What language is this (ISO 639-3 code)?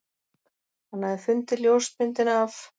isl